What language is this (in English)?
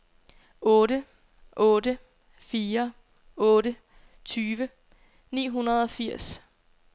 Danish